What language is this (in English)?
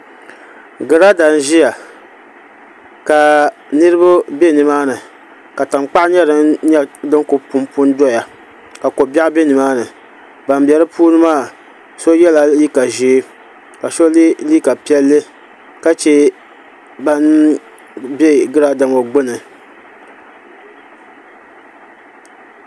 Dagbani